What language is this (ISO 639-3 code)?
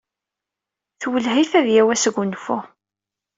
kab